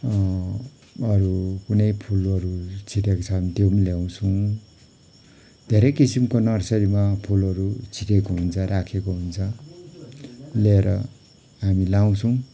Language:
Nepali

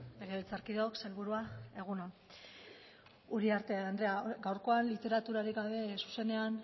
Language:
Basque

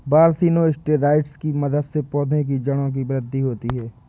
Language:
Hindi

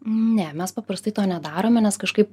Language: Lithuanian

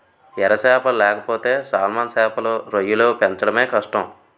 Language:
Telugu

